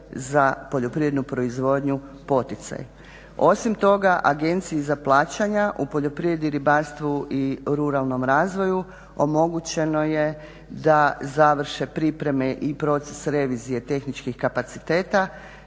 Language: Croatian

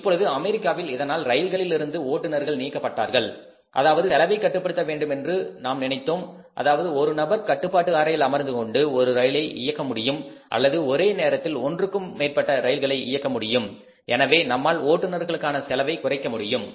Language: Tamil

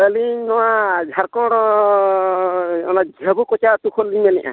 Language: Santali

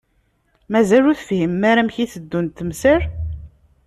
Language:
Kabyle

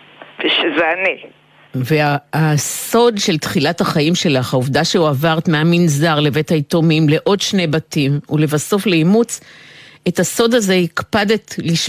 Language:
Hebrew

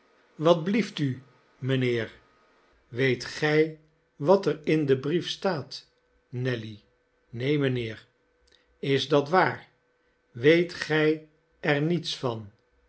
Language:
Dutch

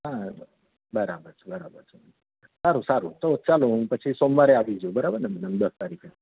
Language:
Gujarati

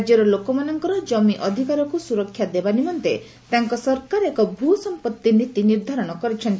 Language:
Odia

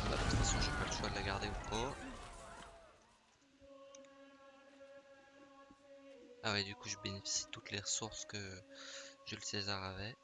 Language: French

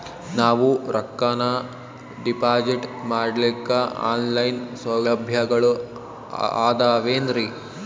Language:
Kannada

